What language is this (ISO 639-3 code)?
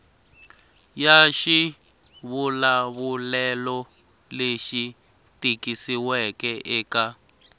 tso